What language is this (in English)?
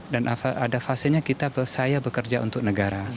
Indonesian